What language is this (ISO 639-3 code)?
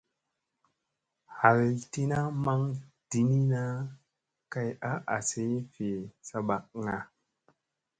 mse